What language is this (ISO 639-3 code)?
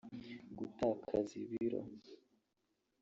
kin